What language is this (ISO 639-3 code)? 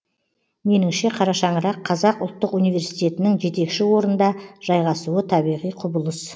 kaz